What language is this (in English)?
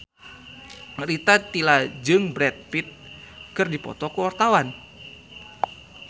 Sundanese